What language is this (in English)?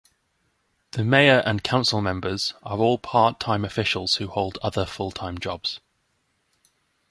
English